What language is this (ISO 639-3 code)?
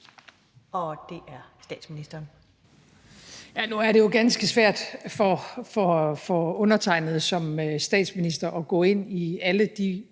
dan